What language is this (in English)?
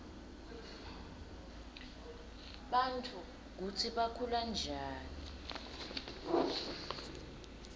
Swati